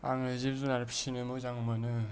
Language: Bodo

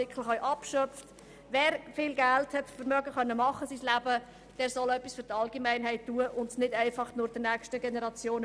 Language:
Swiss German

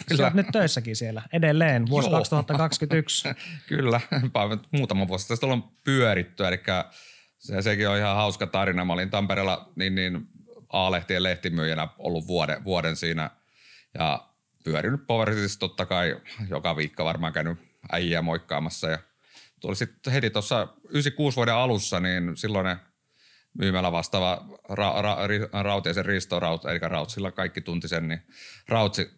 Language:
Finnish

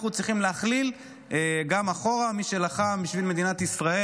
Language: Hebrew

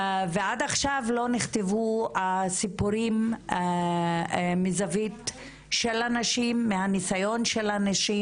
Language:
Hebrew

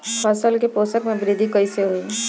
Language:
Bhojpuri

